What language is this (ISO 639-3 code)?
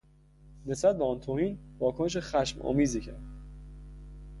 fas